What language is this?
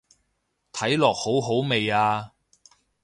Cantonese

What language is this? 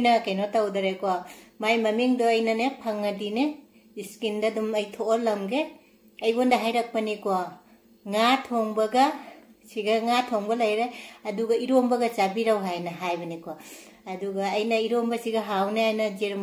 Thai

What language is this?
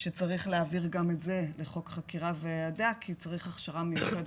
Hebrew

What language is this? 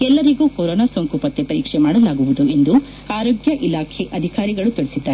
Kannada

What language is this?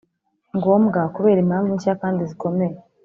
Kinyarwanda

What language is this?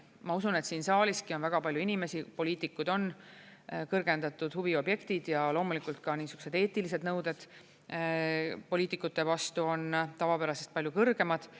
Estonian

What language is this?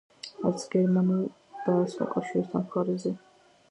Georgian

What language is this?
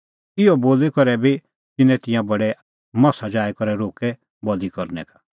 Kullu Pahari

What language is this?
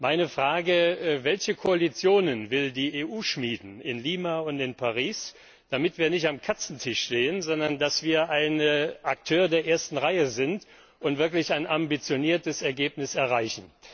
German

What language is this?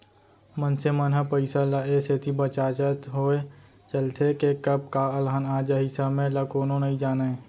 Chhattisgarhi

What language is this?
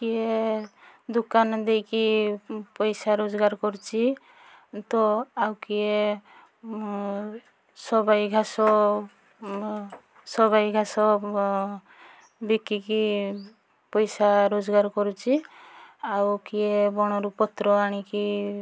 Odia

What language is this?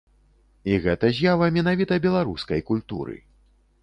Belarusian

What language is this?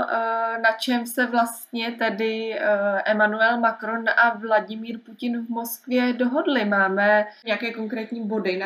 Czech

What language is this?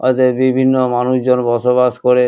Bangla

